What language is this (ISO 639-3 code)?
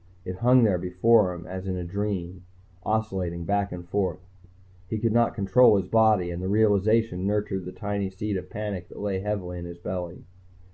eng